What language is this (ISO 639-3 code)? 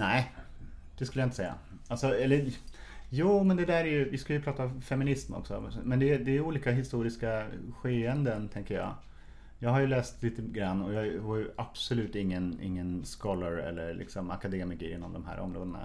swe